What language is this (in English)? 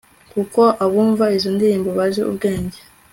Kinyarwanda